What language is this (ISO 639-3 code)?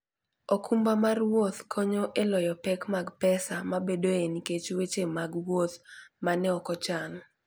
luo